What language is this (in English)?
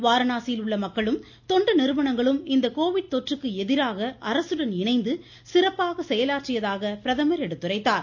Tamil